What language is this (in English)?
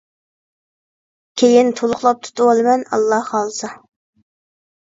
Uyghur